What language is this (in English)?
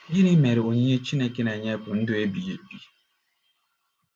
Igbo